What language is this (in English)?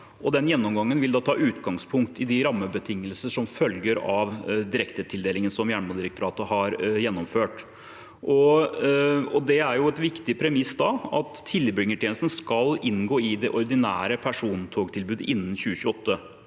Norwegian